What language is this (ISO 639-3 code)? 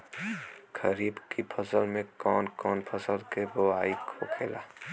bho